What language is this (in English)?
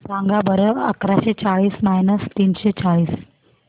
Marathi